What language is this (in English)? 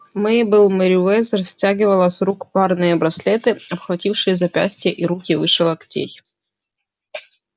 Russian